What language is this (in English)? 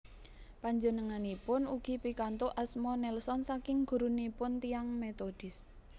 Javanese